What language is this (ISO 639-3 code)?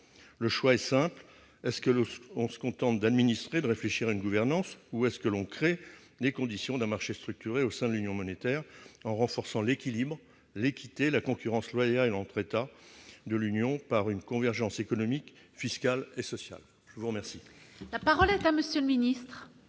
fra